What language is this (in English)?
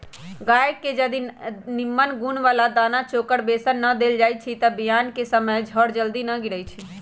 Magahi